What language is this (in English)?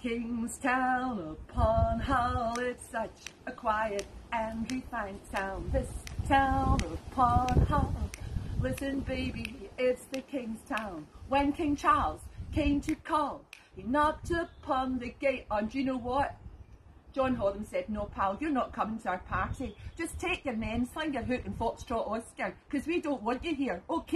English